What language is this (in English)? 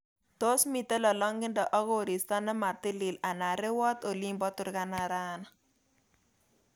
Kalenjin